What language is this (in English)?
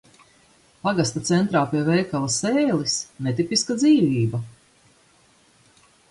Latvian